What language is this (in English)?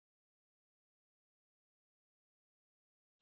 Punjabi